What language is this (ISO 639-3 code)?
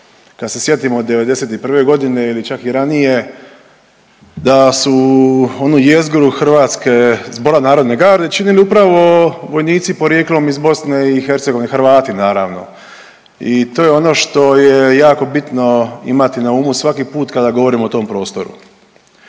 hrv